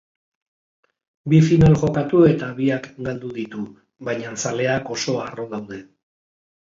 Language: Basque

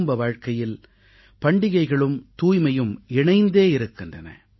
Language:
Tamil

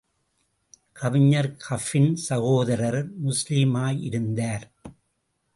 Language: Tamil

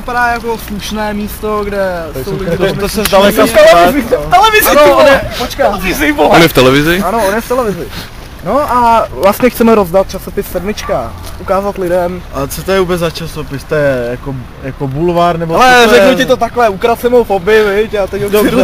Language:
Czech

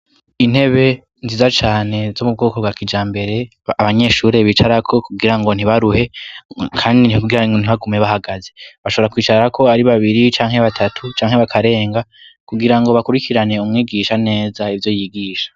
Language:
Rundi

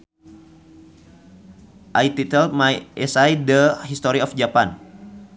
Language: Sundanese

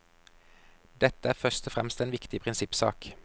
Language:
Norwegian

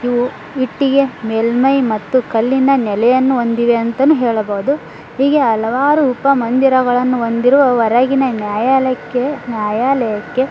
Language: Kannada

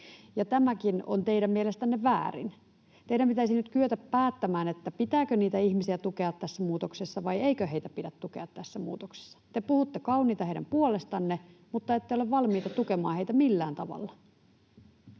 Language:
Finnish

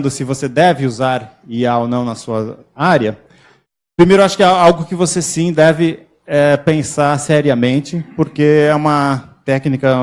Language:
Portuguese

